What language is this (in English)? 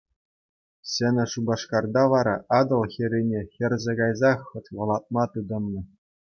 Chuvash